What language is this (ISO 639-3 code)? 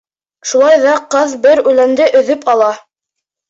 bak